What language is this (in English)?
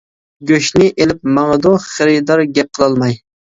Uyghur